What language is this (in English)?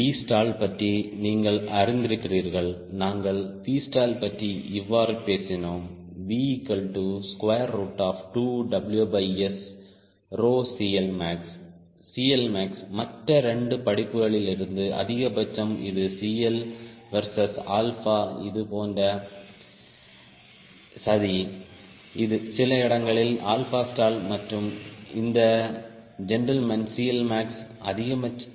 Tamil